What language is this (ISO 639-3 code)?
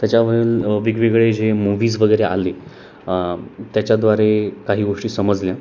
mar